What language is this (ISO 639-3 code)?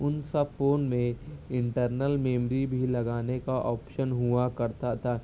urd